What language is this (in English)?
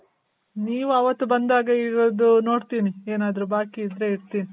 Kannada